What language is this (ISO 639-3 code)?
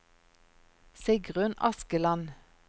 nor